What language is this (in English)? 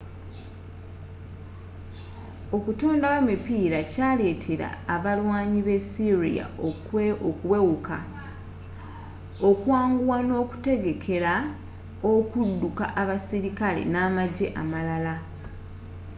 Ganda